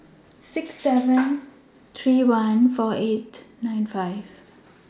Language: English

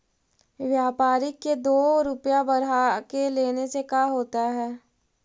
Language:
Magahi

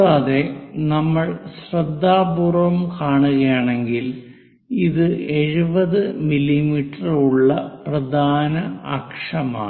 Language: Malayalam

